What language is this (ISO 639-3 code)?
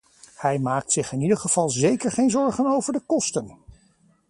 nld